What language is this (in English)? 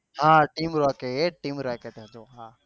Gujarati